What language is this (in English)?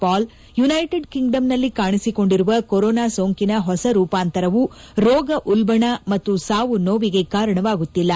Kannada